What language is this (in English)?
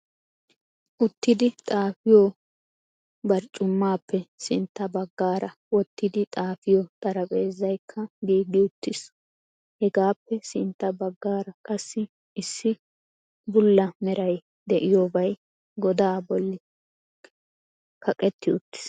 Wolaytta